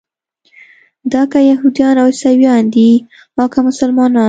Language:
Pashto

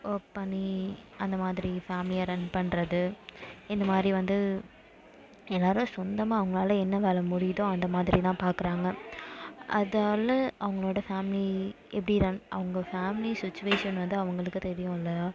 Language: Tamil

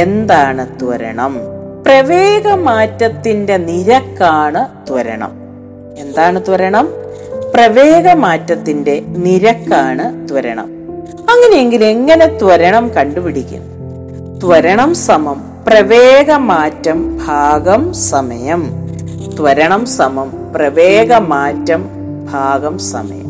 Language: Malayalam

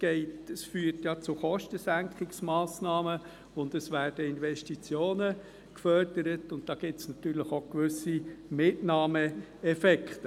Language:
Swiss German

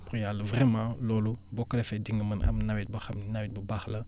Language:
Wolof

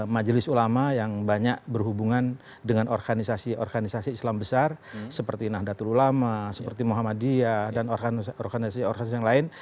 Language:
Indonesian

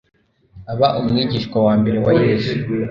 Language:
Kinyarwanda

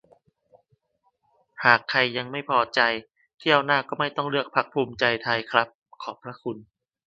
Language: Thai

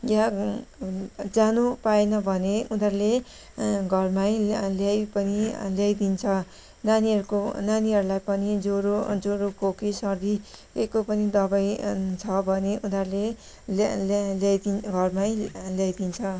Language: Nepali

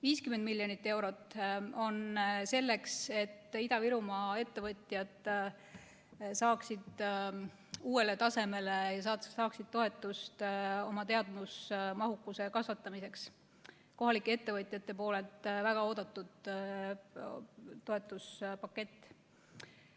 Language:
Estonian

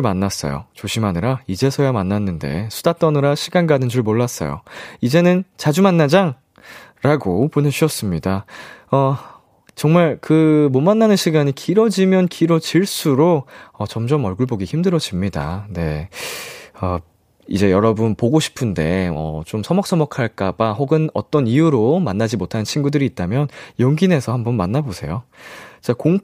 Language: Korean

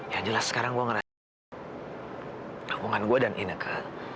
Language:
Indonesian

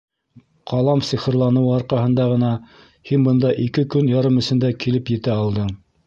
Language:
Bashkir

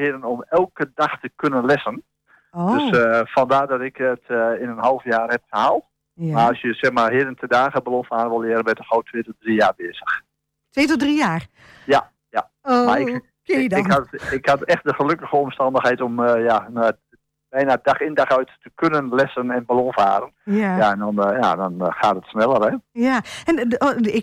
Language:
Dutch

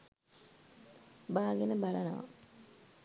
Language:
Sinhala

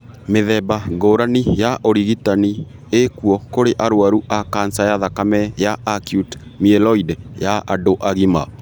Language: Kikuyu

